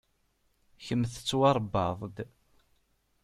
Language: Kabyle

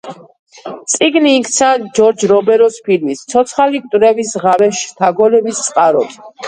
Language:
Georgian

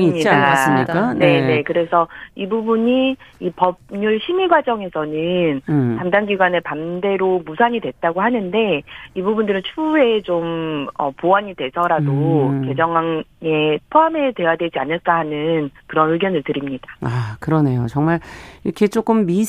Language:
Korean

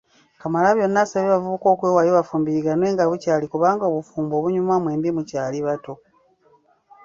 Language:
Ganda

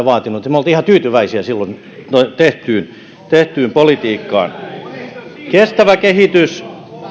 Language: Finnish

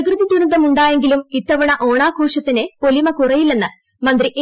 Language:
Malayalam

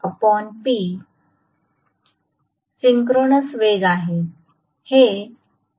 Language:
Marathi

